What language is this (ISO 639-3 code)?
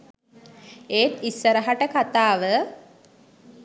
sin